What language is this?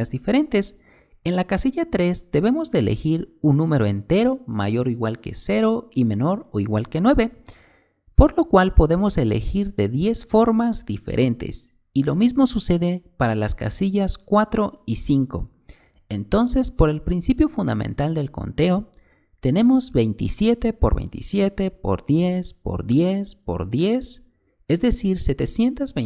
Spanish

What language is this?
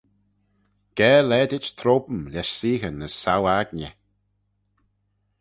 Manx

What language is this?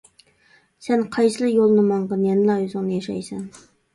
Uyghur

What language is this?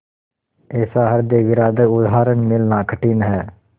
Hindi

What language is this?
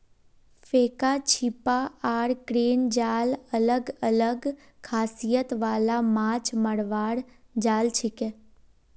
Magahi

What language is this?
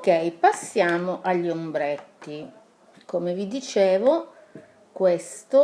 Italian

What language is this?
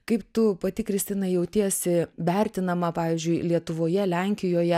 Lithuanian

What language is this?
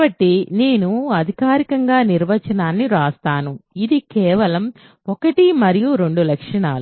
Telugu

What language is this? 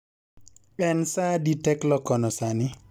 Luo (Kenya and Tanzania)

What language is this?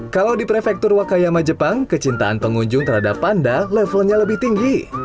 Indonesian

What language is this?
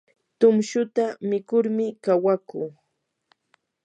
Yanahuanca Pasco Quechua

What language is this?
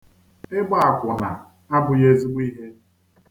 Igbo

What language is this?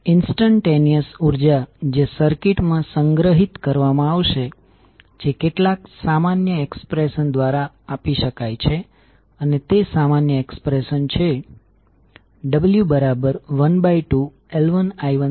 Gujarati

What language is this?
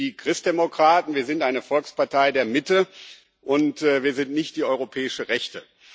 German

